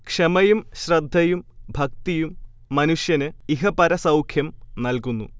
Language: Malayalam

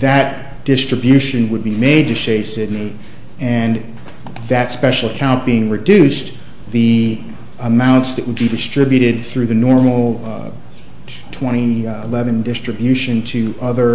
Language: English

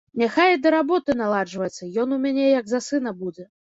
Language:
Belarusian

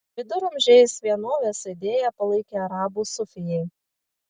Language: Lithuanian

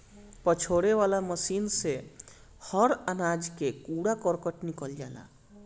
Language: Bhojpuri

